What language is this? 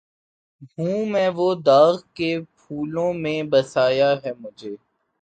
Urdu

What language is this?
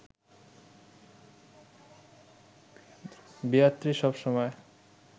Bangla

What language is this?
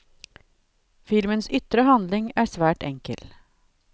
Norwegian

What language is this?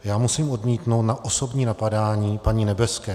Czech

